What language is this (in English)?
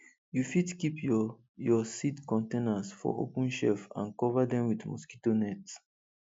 Nigerian Pidgin